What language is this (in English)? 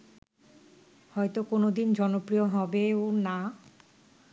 Bangla